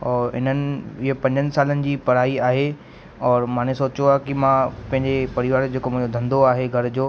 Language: Sindhi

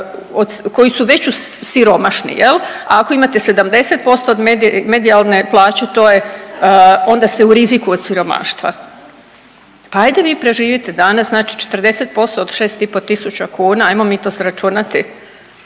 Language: Croatian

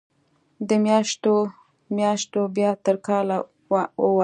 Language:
Pashto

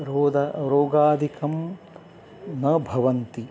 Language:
Sanskrit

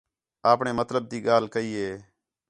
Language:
Khetrani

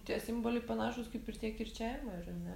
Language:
Lithuanian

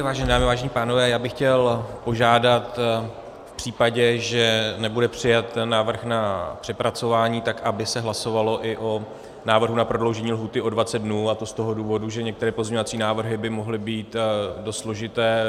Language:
Czech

